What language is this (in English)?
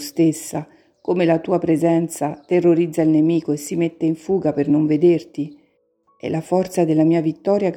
Italian